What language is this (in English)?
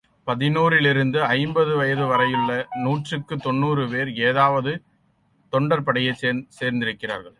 Tamil